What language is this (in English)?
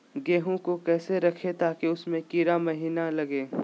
Magahi